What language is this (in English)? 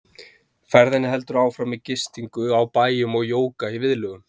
Icelandic